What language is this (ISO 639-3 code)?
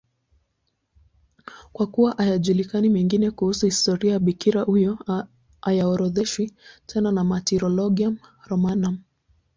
swa